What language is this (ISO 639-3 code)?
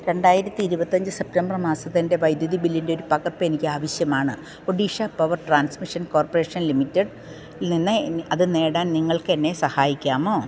mal